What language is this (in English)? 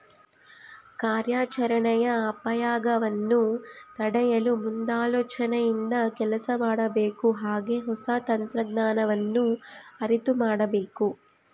Kannada